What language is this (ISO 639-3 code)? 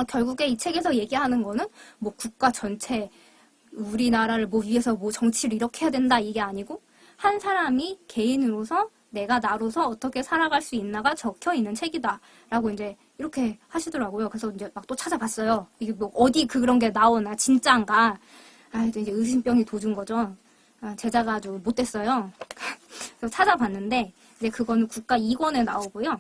kor